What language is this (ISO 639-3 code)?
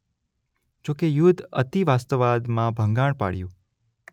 guj